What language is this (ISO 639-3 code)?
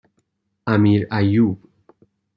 fas